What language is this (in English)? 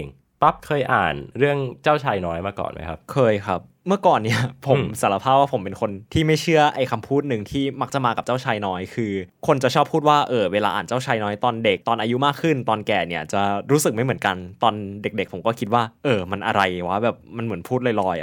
Thai